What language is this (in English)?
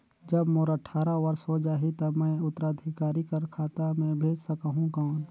Chhattisgarhi